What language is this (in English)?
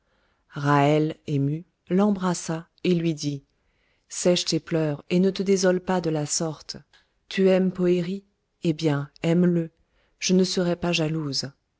French